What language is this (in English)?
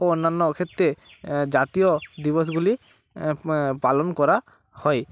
Bangla